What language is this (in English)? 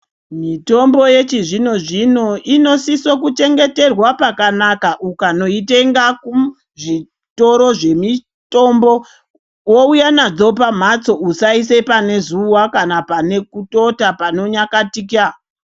Ndau